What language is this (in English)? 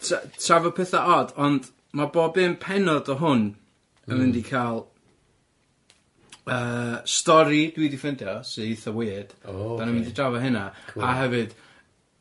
Welsh